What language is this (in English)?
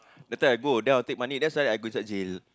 English